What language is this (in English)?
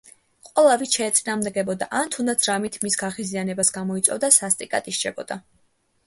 Georgian